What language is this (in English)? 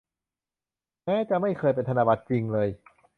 Thai